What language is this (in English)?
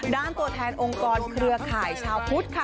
Thai